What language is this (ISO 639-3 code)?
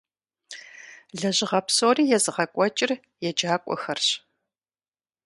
kbd